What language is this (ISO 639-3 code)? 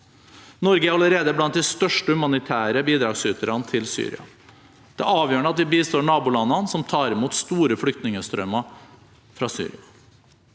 nor